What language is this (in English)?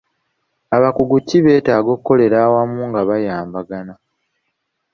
Ganda